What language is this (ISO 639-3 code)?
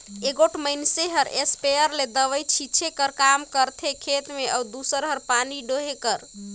hne